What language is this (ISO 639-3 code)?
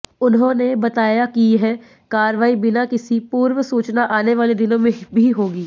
hin